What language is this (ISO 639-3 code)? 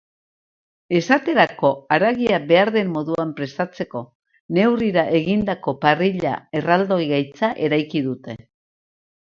eus